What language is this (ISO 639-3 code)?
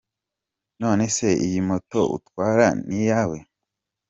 kin